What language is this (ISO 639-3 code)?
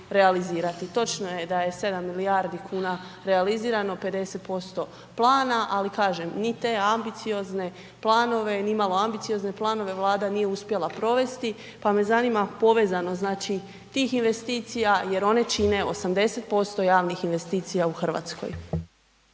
hrv